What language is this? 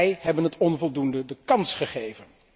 Dutch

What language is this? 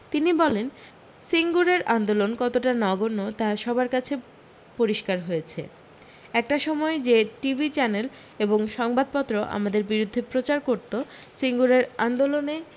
Bangla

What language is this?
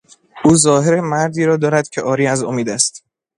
Persian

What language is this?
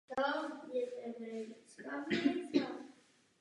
Czech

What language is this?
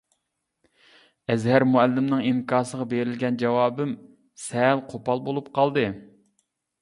Uyghur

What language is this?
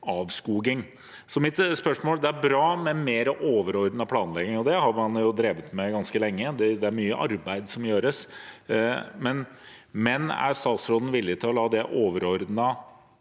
Norwegian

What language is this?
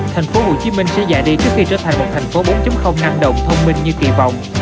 Vietnamese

